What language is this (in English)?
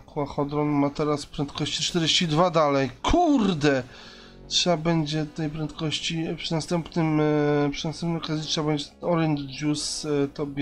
Polish